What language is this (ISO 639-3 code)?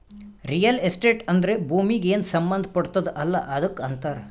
kan